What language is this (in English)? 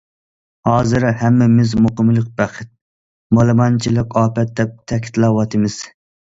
Uyghur